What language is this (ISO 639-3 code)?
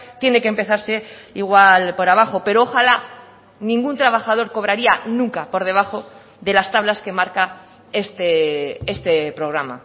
spa